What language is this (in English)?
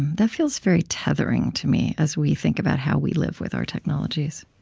English